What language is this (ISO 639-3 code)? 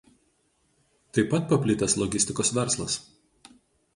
lit